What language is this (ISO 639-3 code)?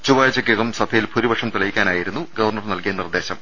mal